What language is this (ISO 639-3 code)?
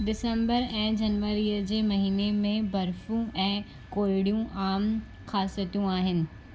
snd